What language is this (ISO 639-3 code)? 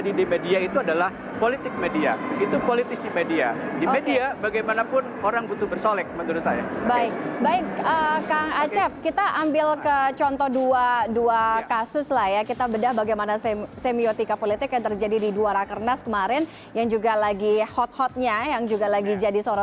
ind